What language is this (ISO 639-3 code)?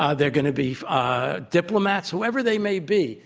eng